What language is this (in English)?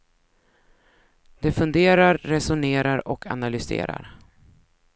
Swedish